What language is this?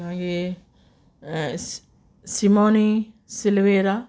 Konkani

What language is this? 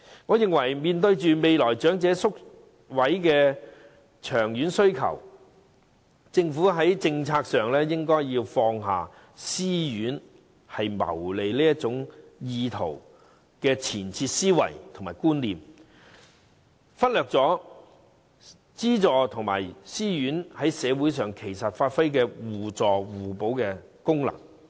Cantonese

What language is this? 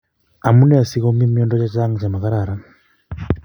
Kalenjin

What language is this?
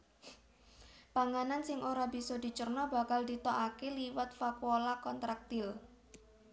Javanese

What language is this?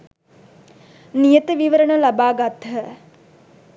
Sinhala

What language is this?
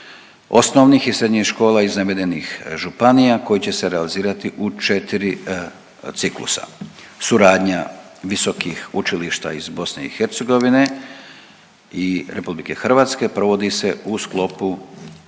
Croatian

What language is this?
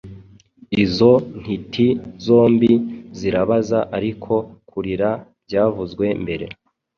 Kinyarwanda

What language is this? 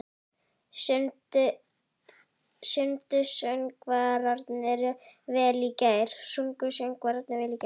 Icelandic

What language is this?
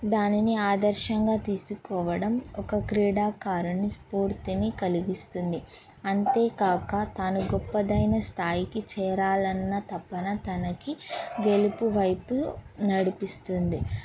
Telugu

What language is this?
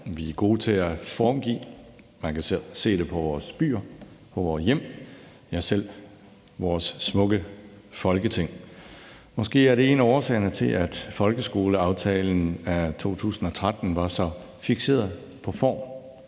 Danish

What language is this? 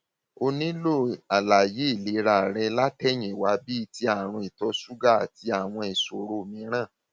Yoruba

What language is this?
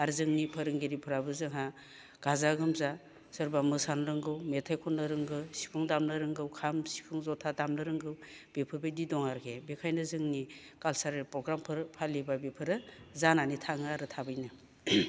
Bodo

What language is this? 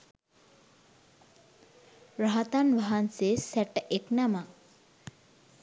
Sinhala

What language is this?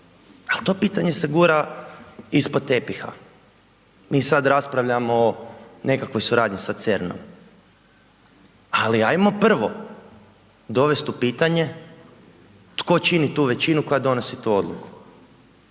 Croatian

